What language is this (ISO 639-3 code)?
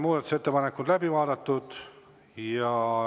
est